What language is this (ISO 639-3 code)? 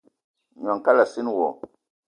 eto